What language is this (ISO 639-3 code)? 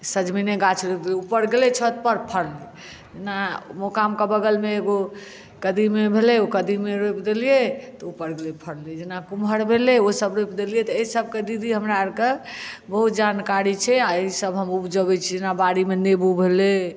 mai